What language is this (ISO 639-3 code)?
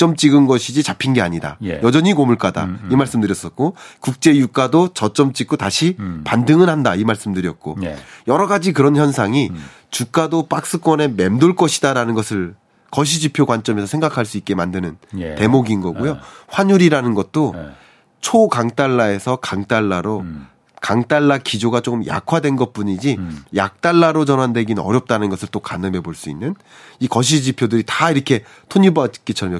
kor